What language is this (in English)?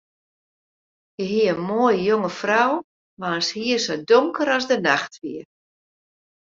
Western Frisian